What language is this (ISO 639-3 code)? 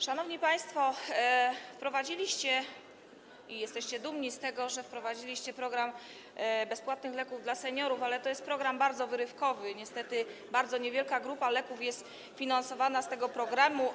pol